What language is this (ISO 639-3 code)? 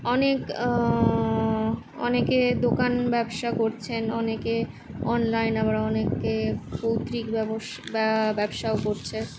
ben